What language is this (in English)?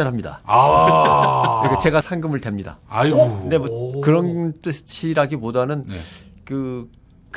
Korean